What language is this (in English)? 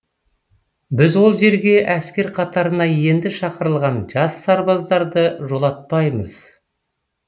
Kazakh